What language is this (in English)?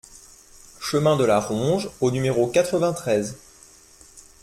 French